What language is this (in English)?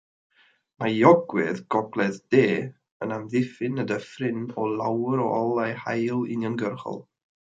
Welsh